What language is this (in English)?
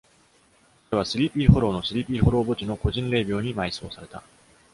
Japanese